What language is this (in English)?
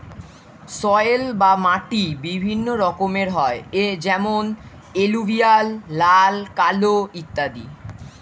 Bangla